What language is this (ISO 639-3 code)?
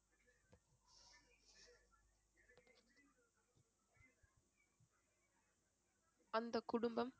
tam